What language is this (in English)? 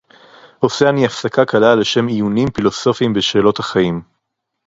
Hebrew